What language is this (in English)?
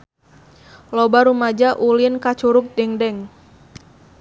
Sundanese